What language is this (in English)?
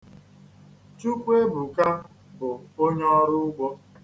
Igbo